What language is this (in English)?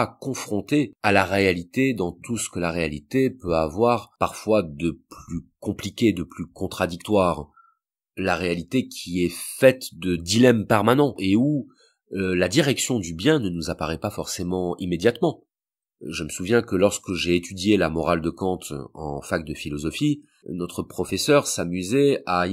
French